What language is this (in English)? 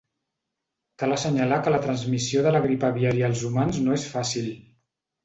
Catalan